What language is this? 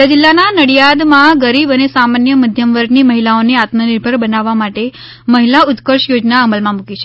Gujarati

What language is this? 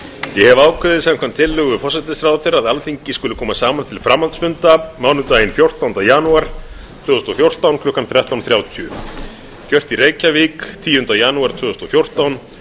Icelandic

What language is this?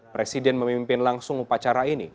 Indonesian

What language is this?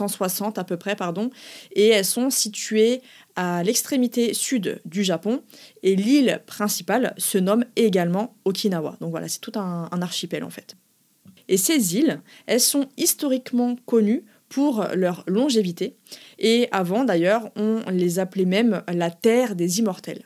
French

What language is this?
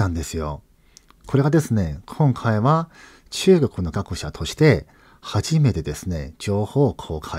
Japanese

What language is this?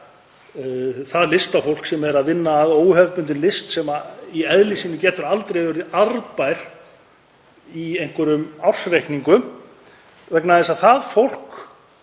Icelandic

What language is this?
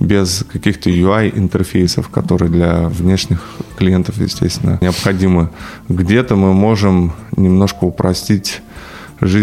Russian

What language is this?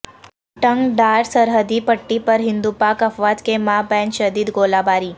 Urdu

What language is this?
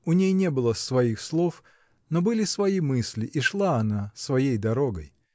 Russian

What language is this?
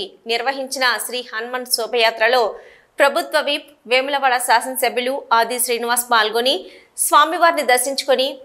Telugu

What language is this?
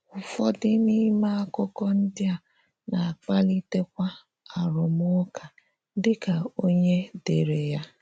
Igbo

